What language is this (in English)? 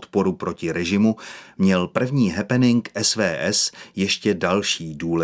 Czech